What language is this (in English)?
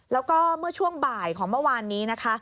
Thai